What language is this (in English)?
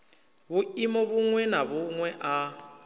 Venda